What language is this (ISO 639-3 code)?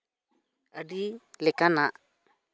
sat